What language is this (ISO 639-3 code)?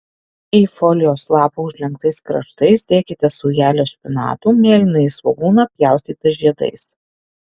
lit